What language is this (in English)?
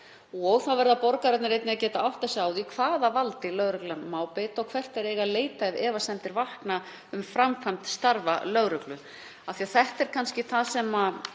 Icelandic